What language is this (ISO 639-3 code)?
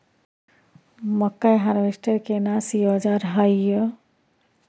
mai